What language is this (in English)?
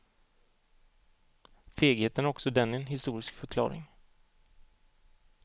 Swedish